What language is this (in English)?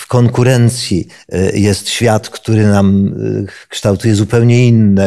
Polish